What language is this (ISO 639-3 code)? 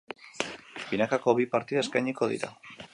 eus